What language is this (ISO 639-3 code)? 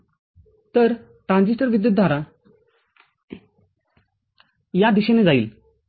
mar